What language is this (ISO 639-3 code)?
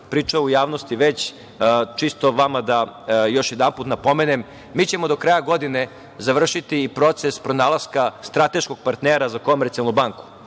srp